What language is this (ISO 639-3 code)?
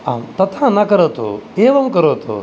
san